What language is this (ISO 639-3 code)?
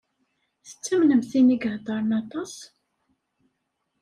kab